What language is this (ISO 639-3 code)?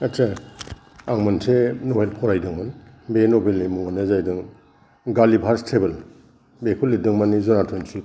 brx